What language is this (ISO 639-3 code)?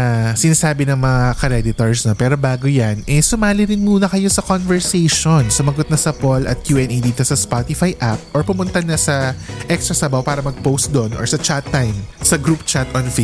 fil